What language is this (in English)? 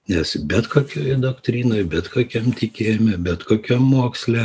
Lithuanian